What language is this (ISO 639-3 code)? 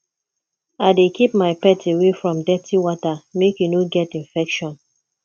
pcm